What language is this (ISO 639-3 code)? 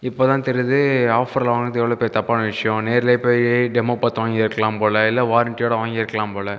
tam